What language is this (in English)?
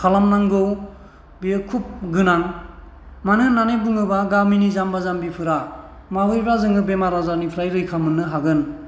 Bodo